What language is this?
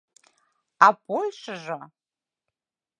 Mari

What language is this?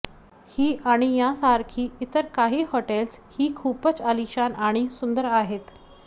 Marathi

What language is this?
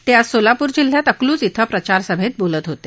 Marathi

